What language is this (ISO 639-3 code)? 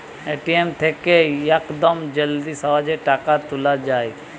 ben